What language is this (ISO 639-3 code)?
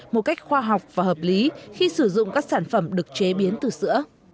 vie